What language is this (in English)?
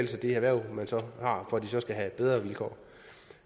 Danish